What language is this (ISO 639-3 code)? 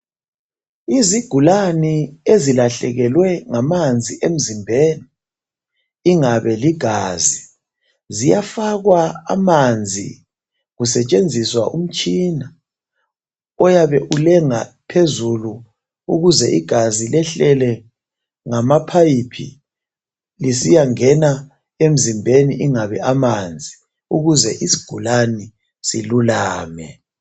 nde